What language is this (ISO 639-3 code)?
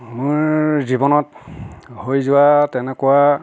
asm